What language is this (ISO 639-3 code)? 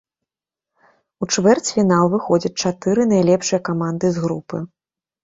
bel